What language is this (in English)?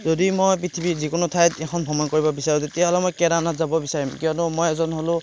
Assamese